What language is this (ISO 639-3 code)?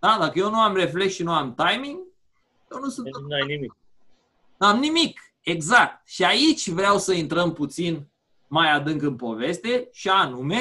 ron